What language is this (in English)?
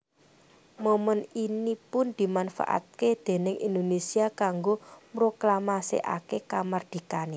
Javanese